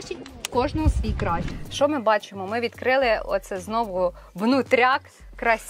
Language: Ukrainian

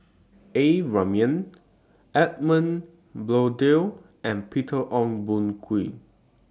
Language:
English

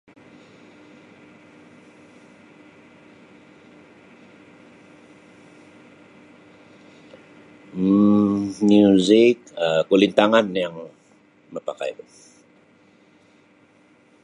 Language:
Sabah Bisaya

